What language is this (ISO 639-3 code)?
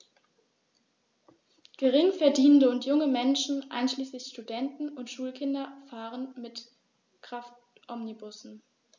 deu